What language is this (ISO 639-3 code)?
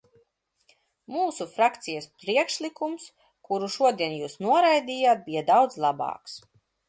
lav